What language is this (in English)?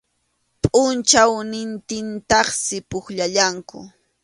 Arequipa-La Unión Quechua